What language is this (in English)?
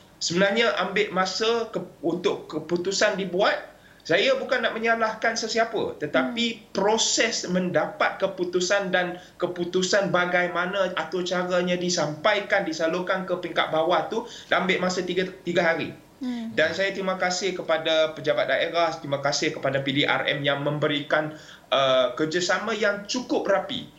Malay